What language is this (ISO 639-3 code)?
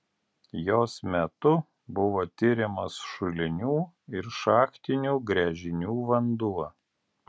lit